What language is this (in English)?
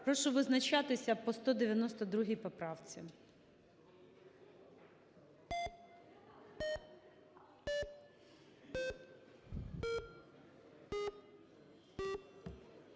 Ukrainian